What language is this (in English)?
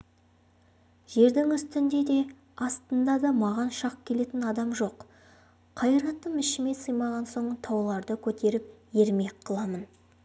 Kazakh